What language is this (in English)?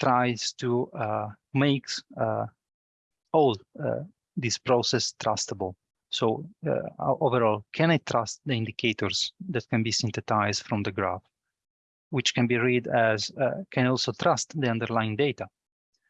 English